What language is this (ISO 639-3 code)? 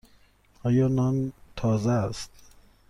fas